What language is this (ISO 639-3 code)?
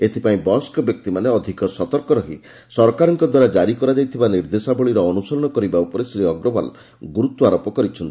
ori